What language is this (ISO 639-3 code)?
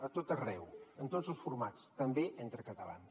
cat